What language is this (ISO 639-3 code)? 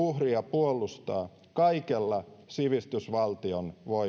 fin